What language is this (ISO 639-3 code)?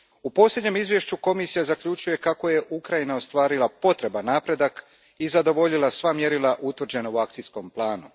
hrv